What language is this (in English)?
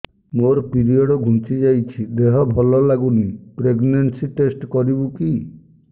Odia